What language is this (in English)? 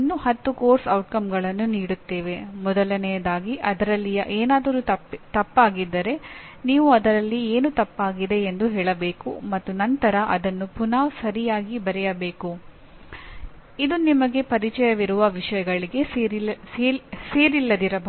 Kannada